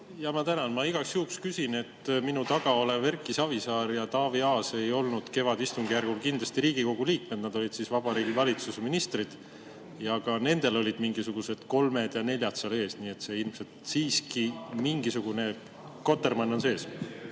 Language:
Estonian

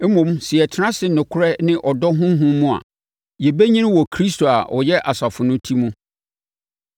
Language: Akan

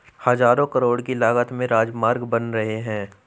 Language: Hindi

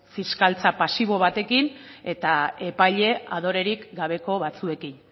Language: Basque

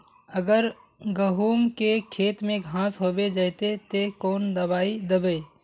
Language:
Magahi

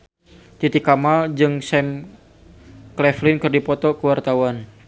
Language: Sundanese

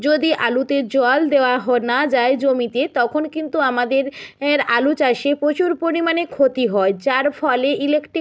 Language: Bangla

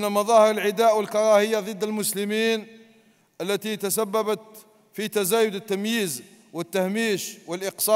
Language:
Arabic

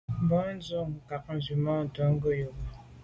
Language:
Medumba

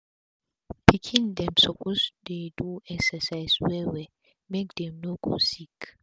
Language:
Nigerian Pidgin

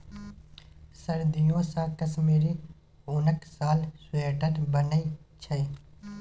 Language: Maithili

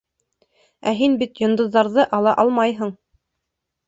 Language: Bashkir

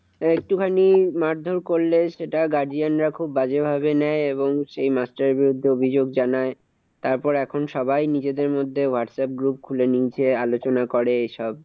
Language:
Bangla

